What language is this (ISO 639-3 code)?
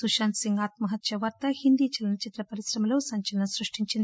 tel